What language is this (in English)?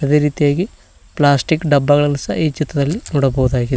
Kannada